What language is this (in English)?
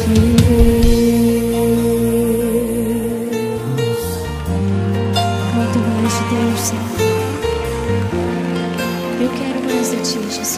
Romanian